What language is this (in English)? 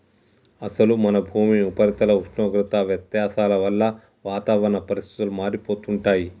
Telugu